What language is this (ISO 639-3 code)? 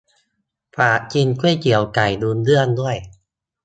tha